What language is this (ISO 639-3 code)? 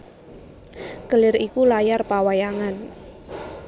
jav